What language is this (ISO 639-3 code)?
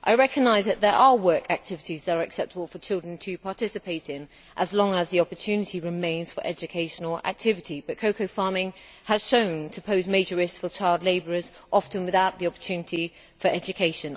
eng